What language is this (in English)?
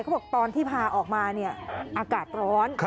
Thai